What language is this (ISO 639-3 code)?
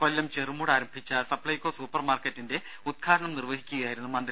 mal